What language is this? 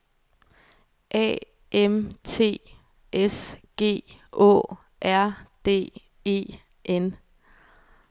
Danish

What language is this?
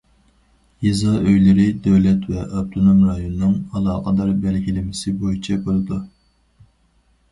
Uyghur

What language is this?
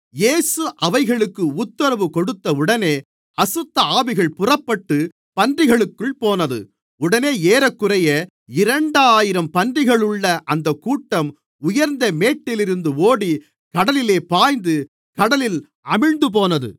Tamil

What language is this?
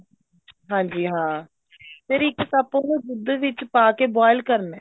Punjabi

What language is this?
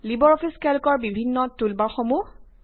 Assamese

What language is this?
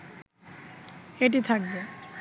Bangla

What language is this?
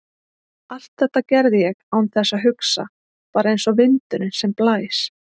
Icelandic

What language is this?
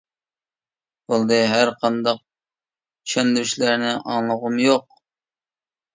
Uyghur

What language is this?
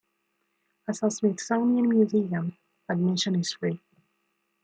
English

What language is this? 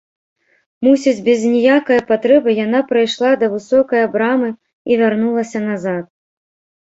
Belarusian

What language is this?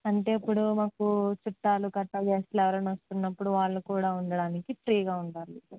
Telugu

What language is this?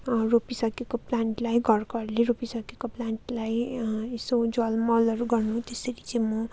Nepali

